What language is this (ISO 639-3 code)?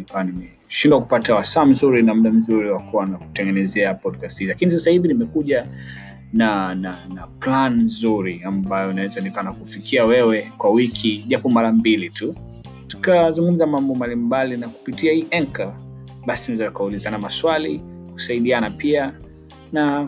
swa